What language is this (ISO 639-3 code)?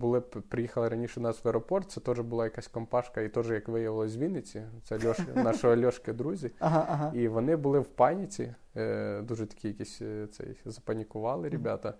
ukr